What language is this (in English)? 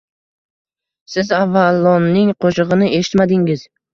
Uzbek